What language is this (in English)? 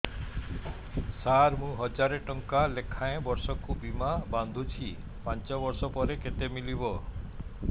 Odia